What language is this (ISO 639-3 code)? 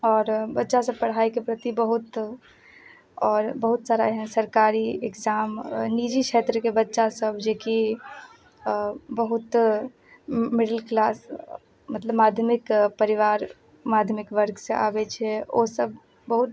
mai